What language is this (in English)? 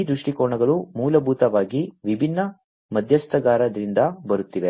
Kannada